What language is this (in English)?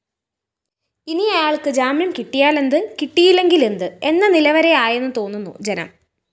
Malayalam